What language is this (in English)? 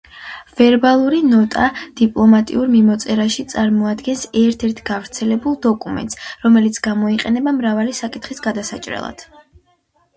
Georgian